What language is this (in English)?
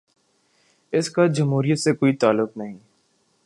Urdu